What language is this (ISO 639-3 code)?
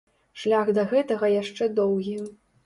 bel